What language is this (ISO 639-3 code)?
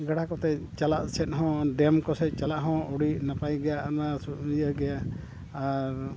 sat